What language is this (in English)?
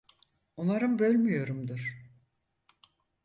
Turkish